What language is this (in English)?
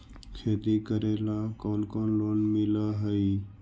Magahi